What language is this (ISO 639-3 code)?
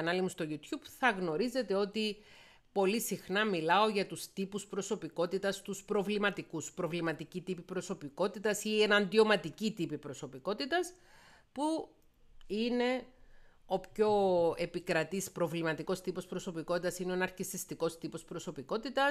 ell